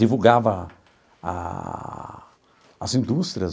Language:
Portuguese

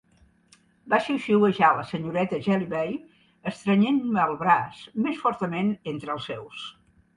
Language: Catalan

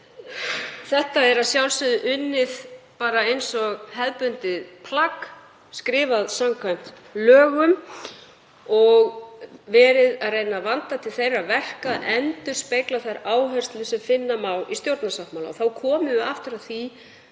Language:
Icelandic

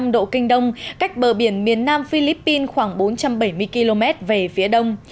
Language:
Vietnamese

